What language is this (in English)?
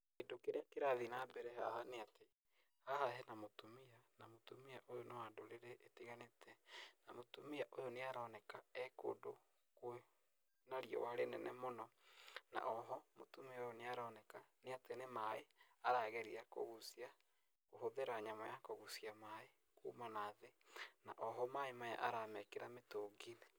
Kikuyu